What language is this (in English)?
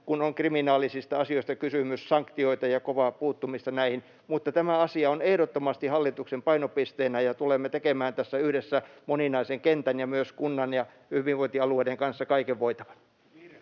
Finnish